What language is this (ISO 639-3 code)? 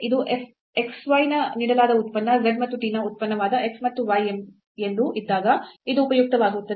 kan